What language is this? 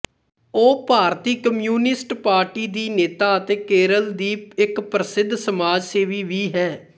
Punjabi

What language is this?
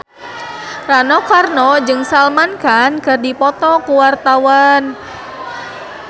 Sundanese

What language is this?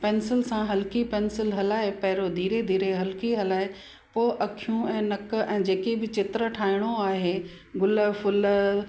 Sindhi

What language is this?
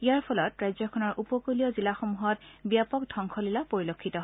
Assamese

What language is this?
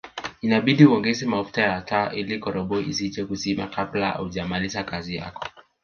Swahili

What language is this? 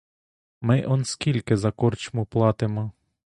Ukrainian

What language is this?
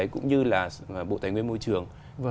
Vietnamese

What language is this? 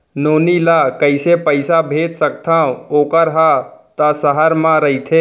Chhattisgarhi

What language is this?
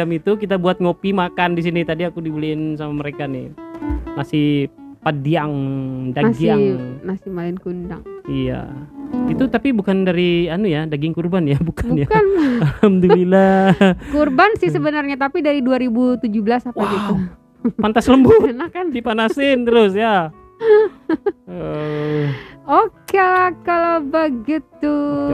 Indonesian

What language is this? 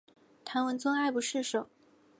Chinese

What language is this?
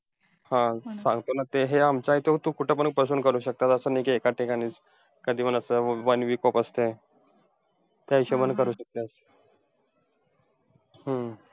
Marathi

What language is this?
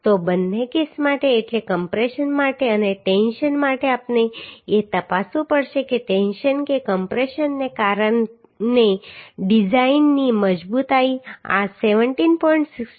Gujarati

